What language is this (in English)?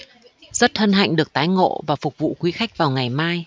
Vietnamese